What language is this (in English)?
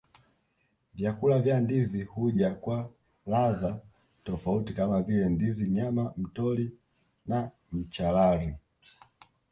Swahili